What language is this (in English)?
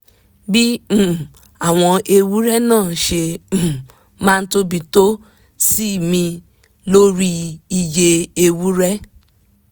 Yoruba